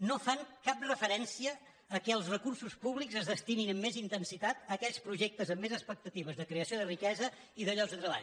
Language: Catalan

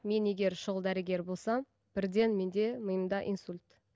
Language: Kazakh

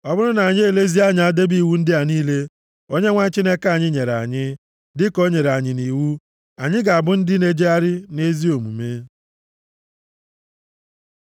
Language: Igbo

